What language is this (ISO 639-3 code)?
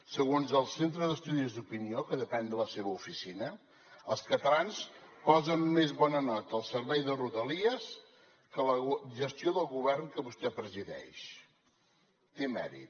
cat